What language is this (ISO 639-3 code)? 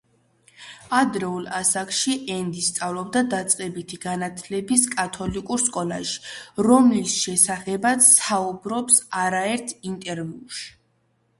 kat